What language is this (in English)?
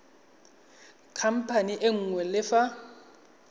Tswana